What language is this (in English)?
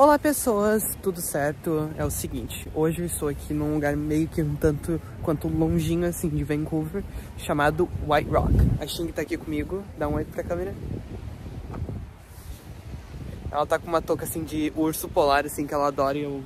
Portuguese